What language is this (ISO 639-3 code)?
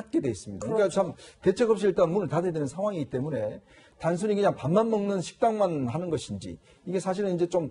kor